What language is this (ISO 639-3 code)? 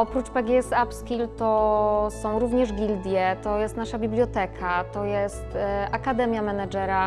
pol